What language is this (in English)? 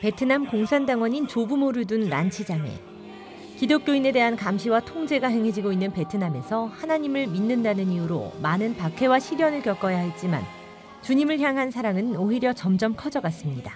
Korean